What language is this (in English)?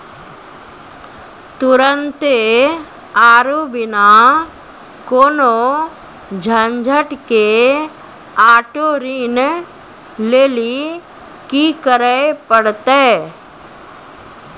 Maithili